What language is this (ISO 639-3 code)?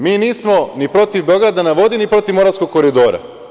srp